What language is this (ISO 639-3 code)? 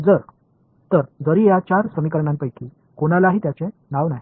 mar